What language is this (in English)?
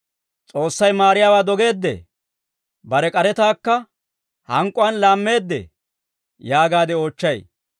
Dawro